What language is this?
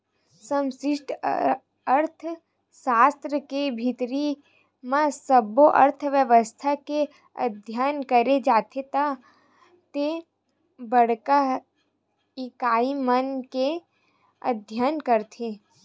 Chhattisgarhi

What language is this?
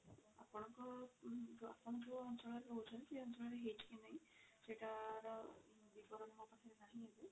Odia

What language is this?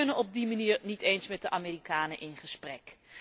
Dutch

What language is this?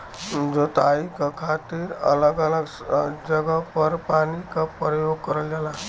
Bhojpuri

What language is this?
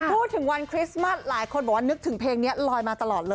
Thai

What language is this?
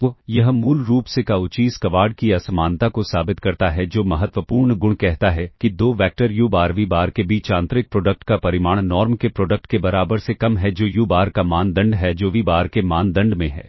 Hindi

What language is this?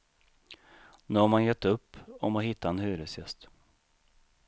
Swedish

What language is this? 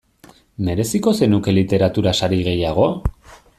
Basque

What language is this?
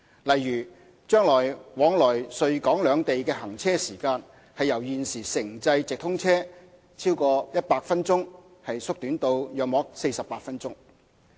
Cantonese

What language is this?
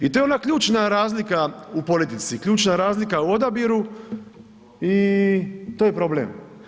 Croatian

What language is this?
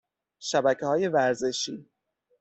Persian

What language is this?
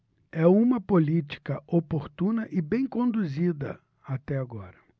Portuguese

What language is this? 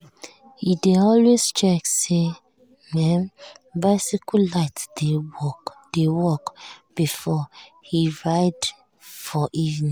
Nigerian Pidgin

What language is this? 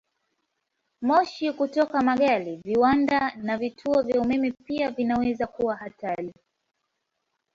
Swahili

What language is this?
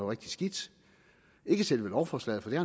Danish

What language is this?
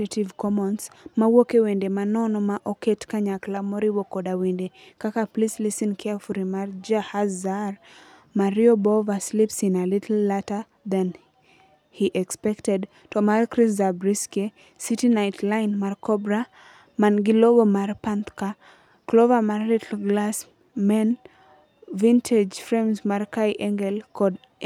Luo (Kenya and Tanzania)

